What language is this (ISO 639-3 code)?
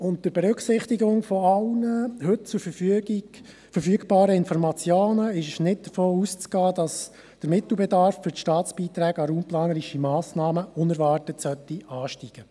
gsw